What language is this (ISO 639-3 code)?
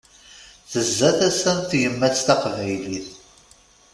kab